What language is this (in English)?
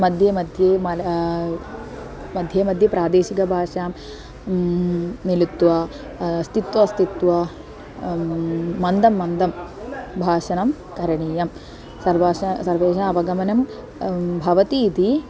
Sanskrit